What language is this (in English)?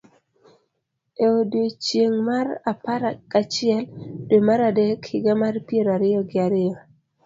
Luo (Kenya and Tanzania)